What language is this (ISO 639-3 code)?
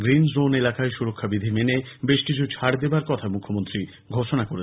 ben